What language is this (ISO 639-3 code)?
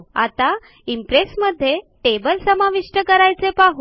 mar